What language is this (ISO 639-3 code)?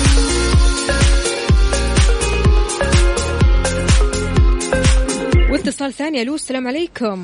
ara